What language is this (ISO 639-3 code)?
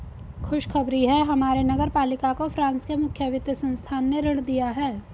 hin